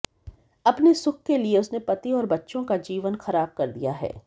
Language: Hindi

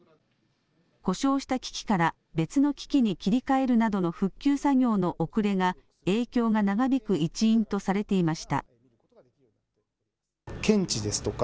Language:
Japanese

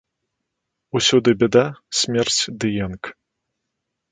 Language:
Belarusian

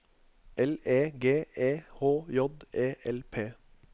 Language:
Norwegian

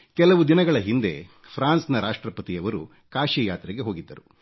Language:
Kannada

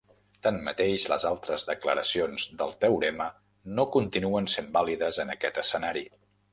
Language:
Catalan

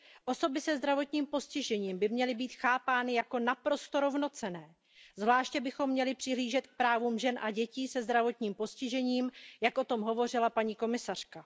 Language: Czech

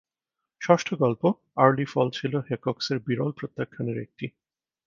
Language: Bangla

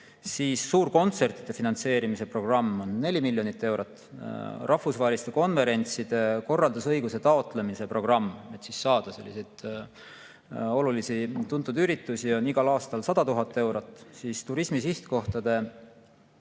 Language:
Estonian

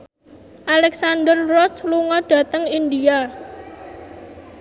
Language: Javanese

